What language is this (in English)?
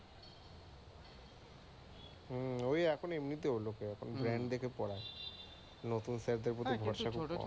Bangla